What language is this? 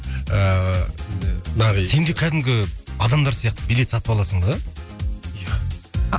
Kazakh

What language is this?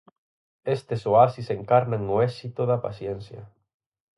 Galician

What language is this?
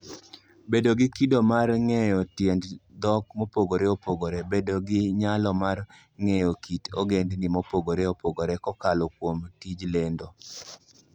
Luo (Kenya and Tanzania)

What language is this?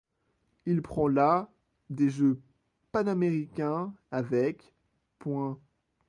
French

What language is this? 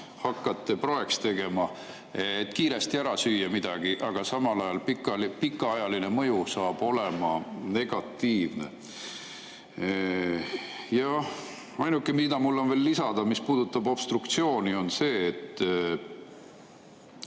Estonian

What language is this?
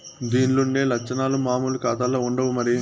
Telugu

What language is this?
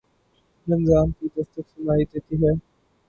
Urdu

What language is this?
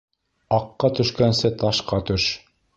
Bashkir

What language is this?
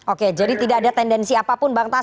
Indonesian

